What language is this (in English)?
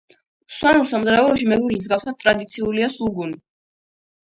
Georgian